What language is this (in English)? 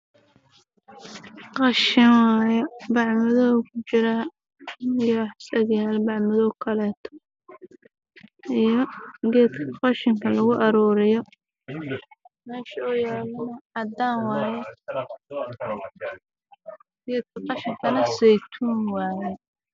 Somali